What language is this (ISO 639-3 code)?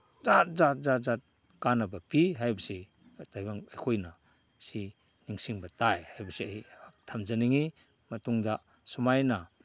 mni